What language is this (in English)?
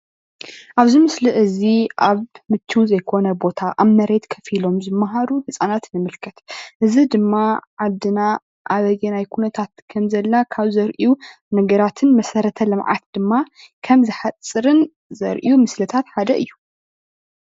Tigrinya